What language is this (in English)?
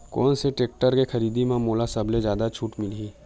Chhattisgarhi